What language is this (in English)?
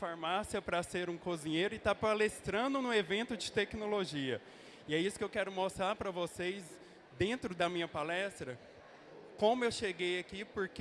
Portuguese